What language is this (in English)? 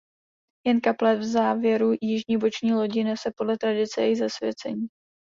Czech